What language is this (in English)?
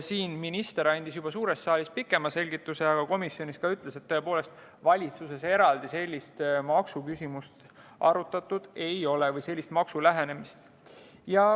Estonian